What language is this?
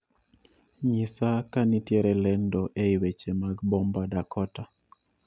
Luo (Kenya and Tanzania)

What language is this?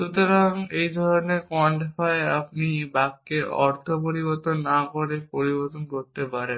Bangla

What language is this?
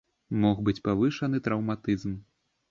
Belarusian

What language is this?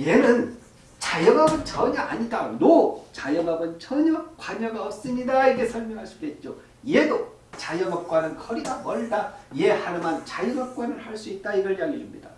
Korean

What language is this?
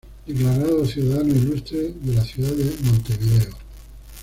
Spanish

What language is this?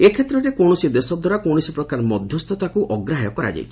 Odia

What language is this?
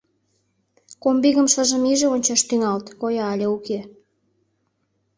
Mari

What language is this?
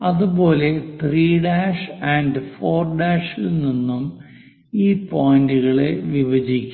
Malayalam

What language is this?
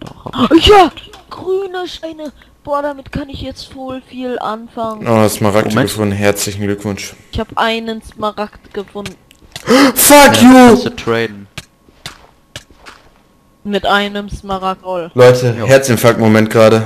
German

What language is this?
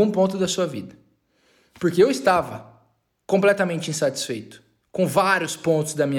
Portuguese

